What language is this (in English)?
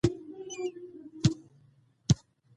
Pashto